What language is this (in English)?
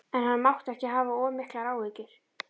Icelandic